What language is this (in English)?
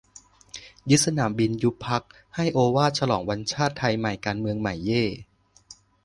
Thai